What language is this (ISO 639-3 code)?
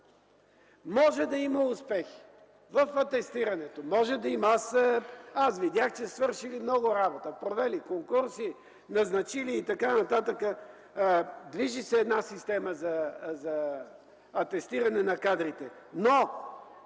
bul